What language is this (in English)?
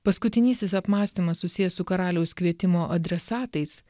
Lithuanian